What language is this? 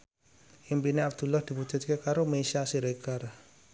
Javanese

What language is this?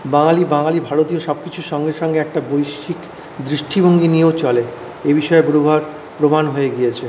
Bangla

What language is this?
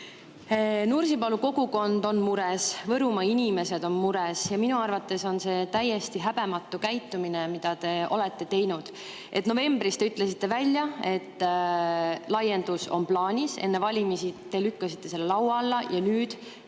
Estonian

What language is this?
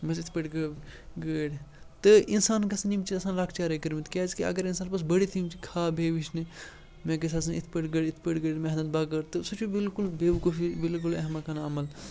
Kashmiri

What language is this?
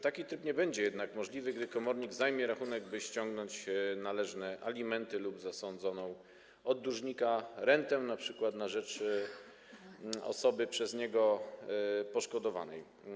Polish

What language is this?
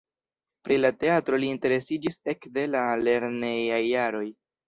Esperanto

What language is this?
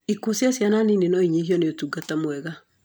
Kikuyu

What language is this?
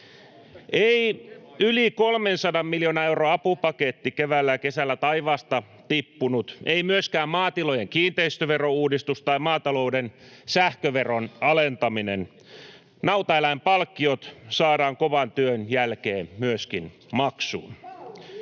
Finnish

